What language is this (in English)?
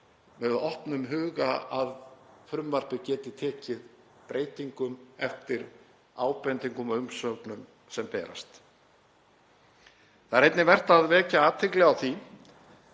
Icelandic